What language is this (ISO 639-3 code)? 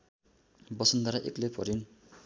nep